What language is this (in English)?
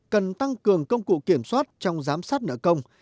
Vietnamese